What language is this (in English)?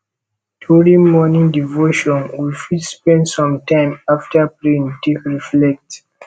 Nigerian Pidgin